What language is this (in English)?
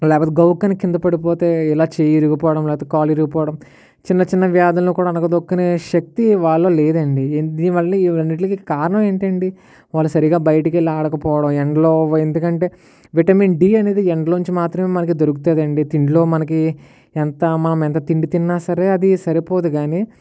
Telugu